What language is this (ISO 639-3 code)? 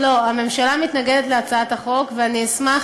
heb